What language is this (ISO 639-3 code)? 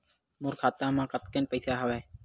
hne